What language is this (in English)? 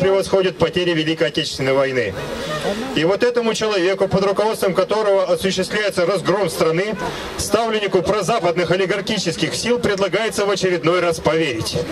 Russian